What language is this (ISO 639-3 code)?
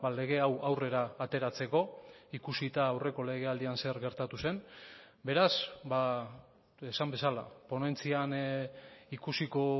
eus